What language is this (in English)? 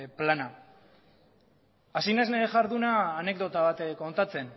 Basque